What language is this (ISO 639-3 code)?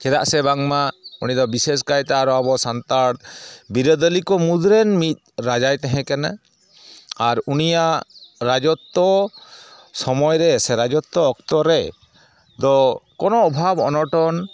sat